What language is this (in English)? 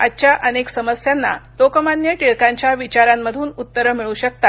Marathi